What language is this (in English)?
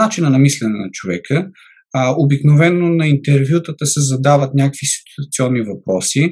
Bulgarian